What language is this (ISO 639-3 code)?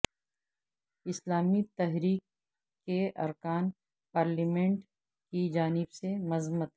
urd